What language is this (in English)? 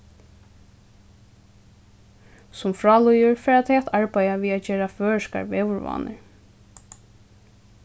Faroese